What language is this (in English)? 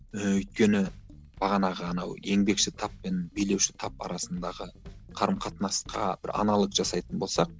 Kazakh